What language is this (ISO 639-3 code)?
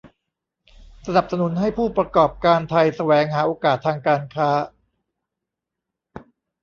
tha